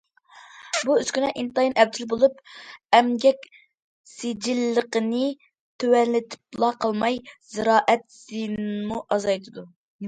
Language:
Uyghur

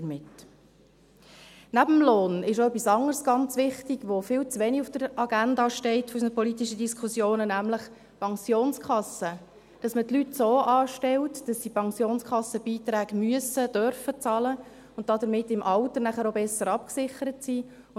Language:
Swiss German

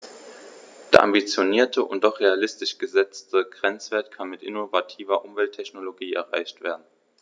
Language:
German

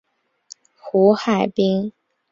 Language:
Chinese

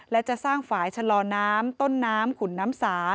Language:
Thai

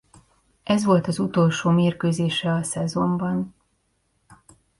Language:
Hungarian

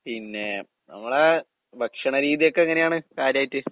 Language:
Malayalam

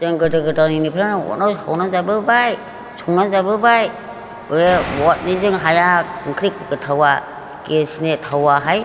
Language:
Bodo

